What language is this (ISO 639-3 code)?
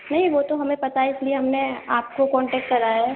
urd